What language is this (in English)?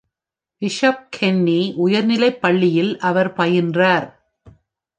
Tamil